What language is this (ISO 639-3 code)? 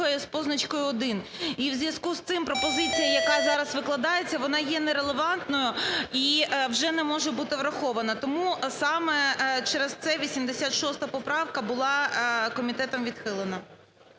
ukr